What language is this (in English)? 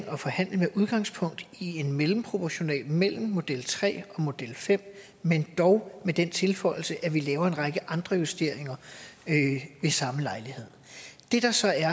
Danish